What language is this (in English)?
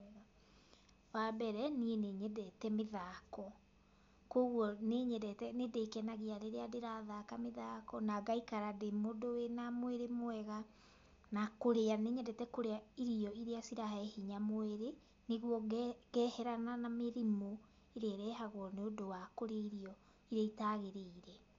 Kikuyu